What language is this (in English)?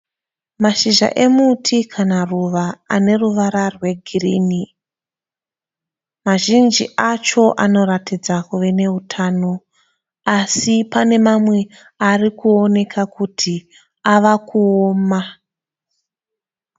Shona